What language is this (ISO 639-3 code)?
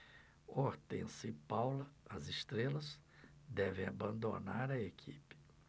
por